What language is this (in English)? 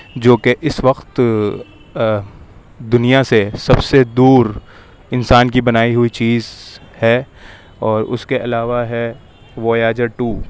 Urdu